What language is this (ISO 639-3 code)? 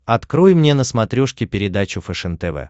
rus